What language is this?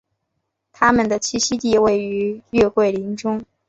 Chinese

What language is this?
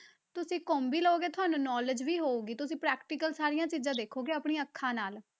Punjabi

